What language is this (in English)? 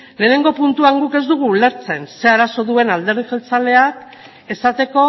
Basque